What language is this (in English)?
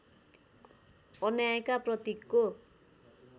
Nepali